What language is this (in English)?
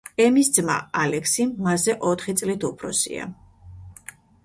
Georgian